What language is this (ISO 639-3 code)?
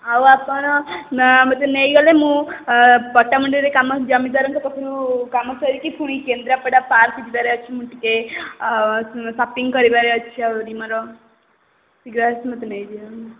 ori